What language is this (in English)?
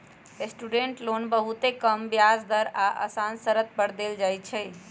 Magahi